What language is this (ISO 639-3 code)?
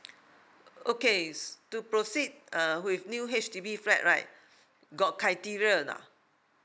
eng